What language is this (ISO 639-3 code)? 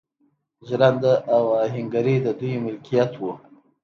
pus